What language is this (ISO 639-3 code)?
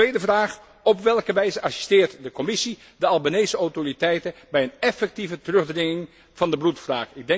nld